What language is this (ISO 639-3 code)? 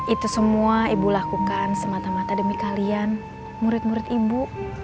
ind